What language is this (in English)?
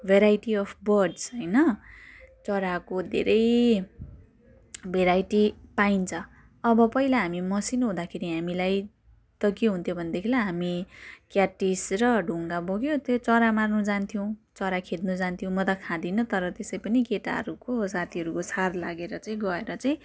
Nepali